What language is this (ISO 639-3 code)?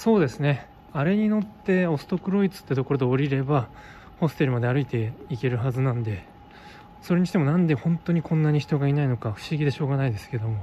jpn